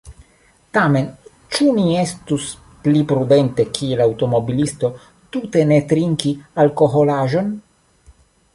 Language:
Esperanto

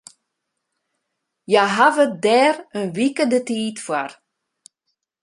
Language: Western Frisian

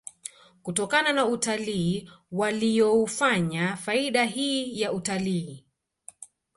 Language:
Swahili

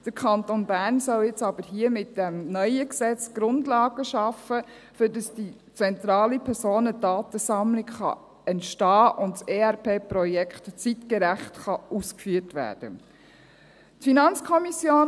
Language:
Swiss German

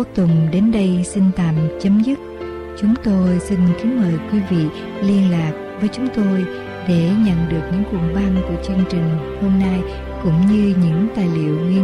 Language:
Vietnamese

